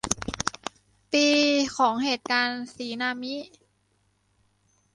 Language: Thai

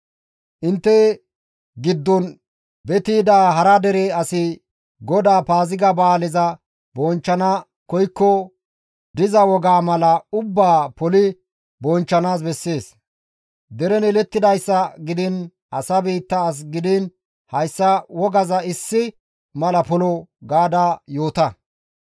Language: Gamo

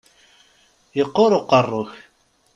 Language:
Kabyle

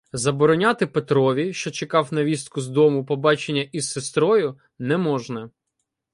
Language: Ukrainian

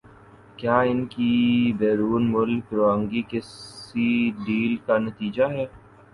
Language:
Urdu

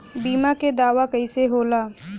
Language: Bhojpuri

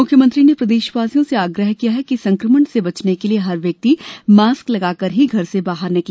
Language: Hindi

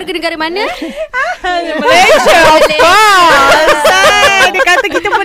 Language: Malay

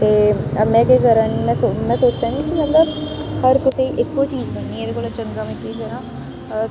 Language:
Dogri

